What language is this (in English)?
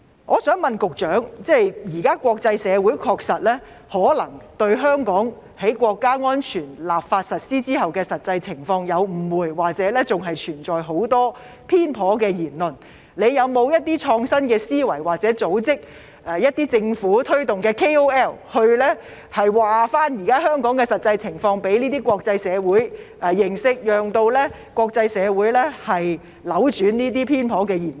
Cantonese